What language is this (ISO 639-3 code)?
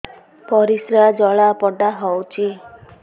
ori